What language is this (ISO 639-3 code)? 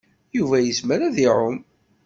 kab